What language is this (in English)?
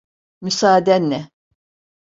Turkish